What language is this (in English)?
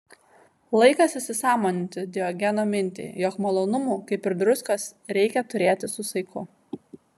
Lithuanian